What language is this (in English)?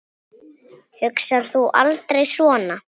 Icelandic